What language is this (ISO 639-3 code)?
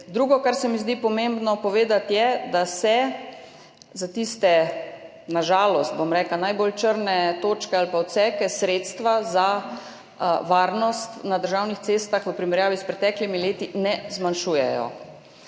slv